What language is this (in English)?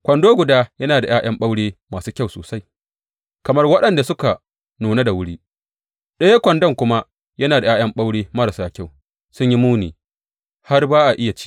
Hausa